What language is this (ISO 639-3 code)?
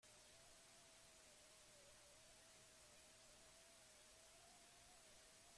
eus